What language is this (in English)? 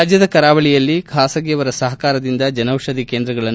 Kannada